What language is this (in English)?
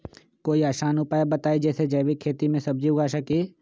Magahi